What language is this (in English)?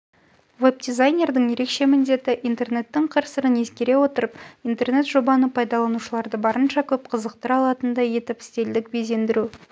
Kazakh